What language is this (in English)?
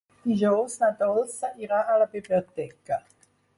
Catalan